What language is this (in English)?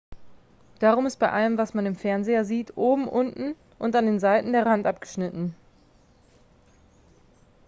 German